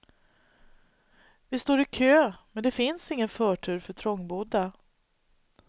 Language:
Swedish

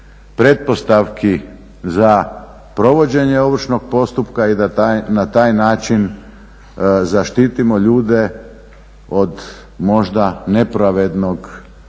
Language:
Croatian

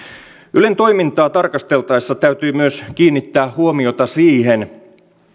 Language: Finnish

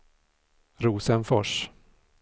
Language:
Swedish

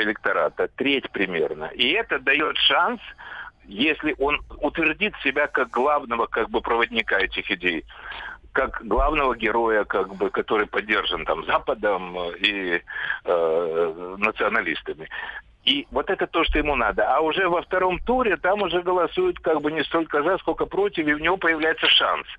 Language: Russian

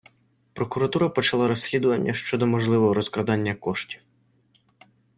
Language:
Ukrainian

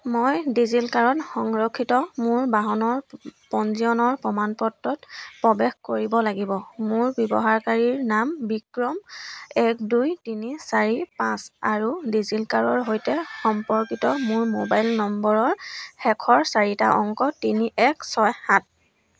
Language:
Assamese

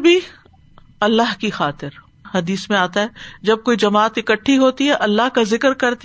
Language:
Urdu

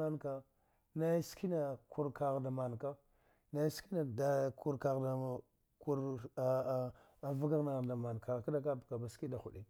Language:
Dghwede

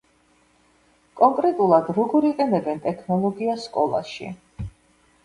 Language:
Georgian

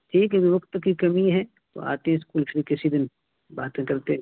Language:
Urdu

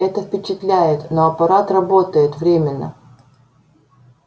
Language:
Russian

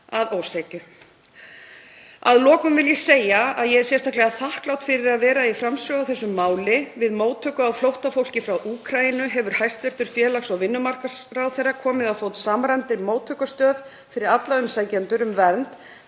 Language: Icelandic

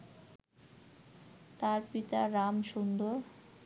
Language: Bangla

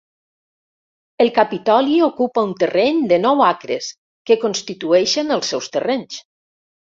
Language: Catalan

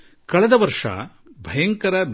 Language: Kannada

